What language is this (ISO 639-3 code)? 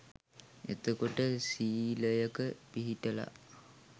sin